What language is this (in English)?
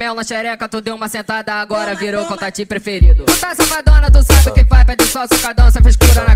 Portuguese